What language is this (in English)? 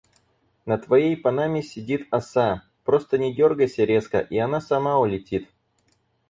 Russian